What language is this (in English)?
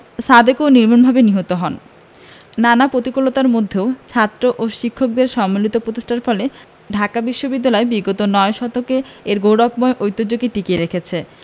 Bangla